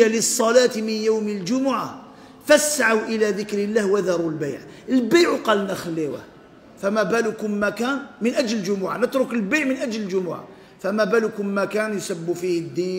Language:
Arabic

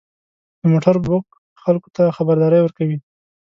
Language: Pashto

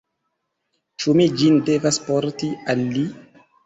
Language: Esperanto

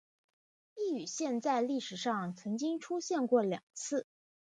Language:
Chinese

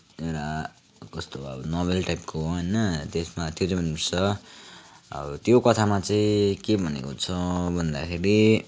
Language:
Nepali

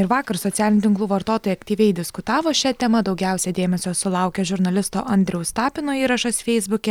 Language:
Lithuanian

